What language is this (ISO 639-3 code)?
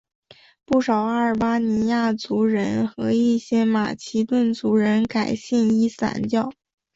zho